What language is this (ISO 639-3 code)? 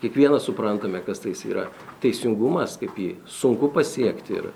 lit